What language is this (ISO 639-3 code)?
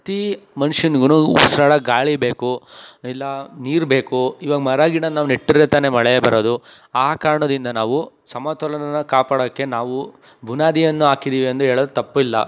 kan